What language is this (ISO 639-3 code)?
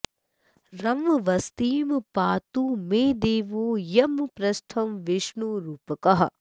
san